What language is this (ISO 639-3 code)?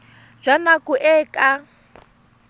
tsn